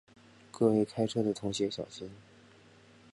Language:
Chinese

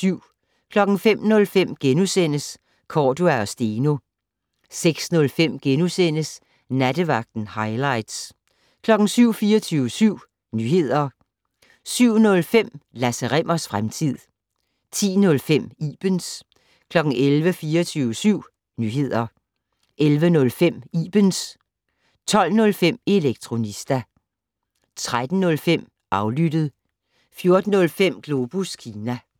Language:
Danish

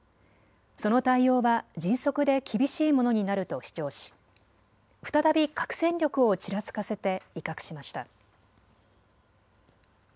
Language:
Japanese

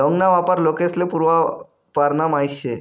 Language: Marathi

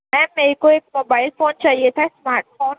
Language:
Urdu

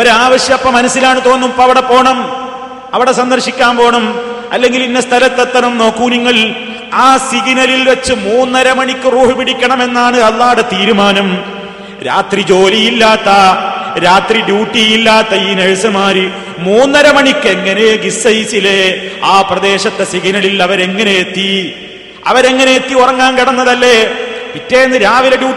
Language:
Malayalam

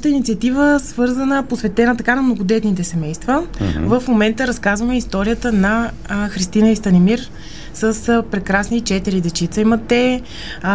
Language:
Bulgarian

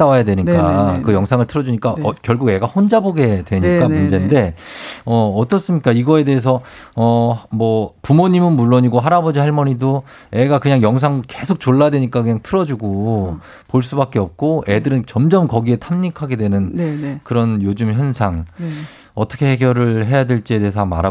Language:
Korean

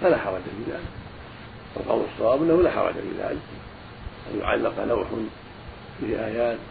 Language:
Arabic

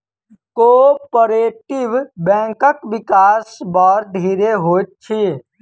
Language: Maithili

